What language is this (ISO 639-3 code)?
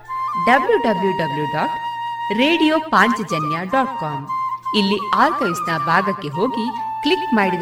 kan